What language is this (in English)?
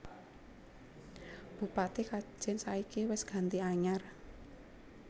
Javanese